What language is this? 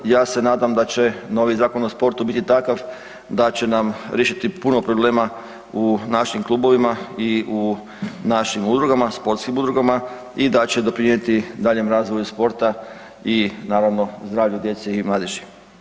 Croatian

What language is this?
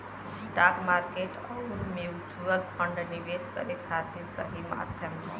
Bhojpuri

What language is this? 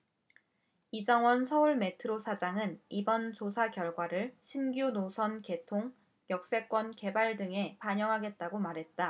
Korean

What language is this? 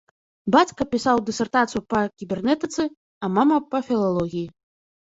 Belarusian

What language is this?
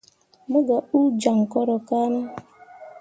Mundang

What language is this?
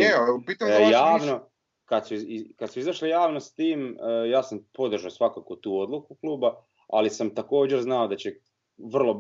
Croatian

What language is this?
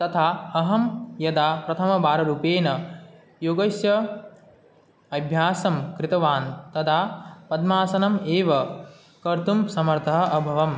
Sanskrit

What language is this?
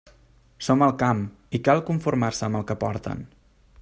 Catalan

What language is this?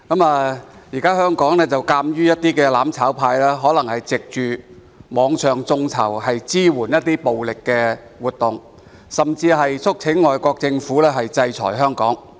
Cantonese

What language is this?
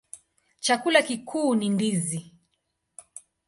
Swahili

